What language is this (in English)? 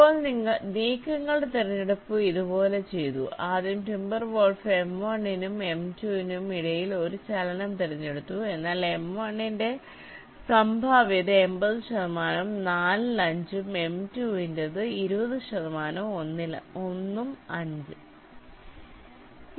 Malayalam